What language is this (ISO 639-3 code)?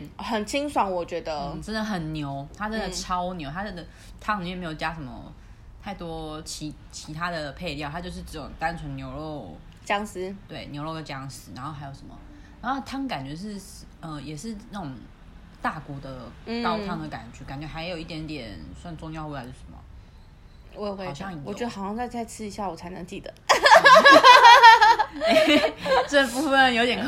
zho